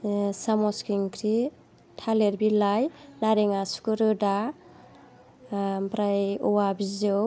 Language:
Bodo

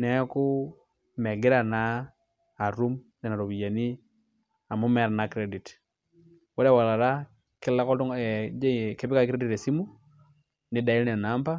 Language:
Masai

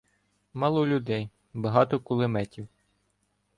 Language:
Ukrainian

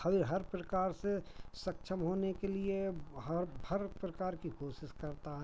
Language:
Hindi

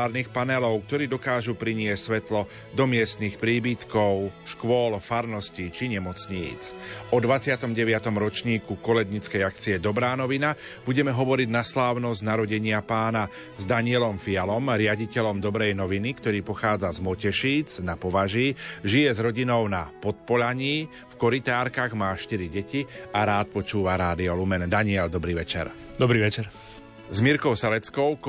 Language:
Slovak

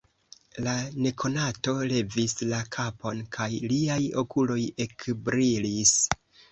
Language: Esperanto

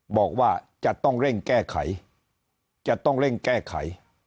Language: Thai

